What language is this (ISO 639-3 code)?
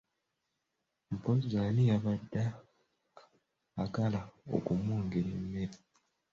lug